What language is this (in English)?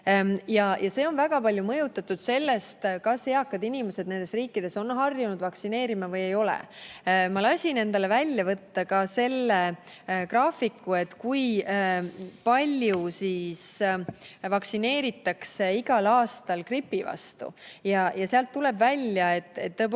Estonian